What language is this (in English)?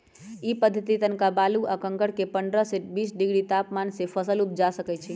Magahi